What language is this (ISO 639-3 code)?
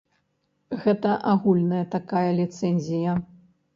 bel